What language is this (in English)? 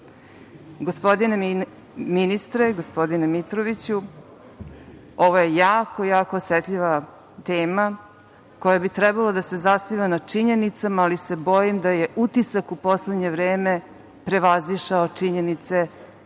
Serbian